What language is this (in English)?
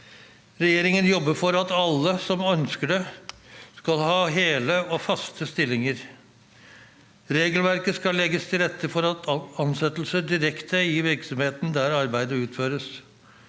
Norwegian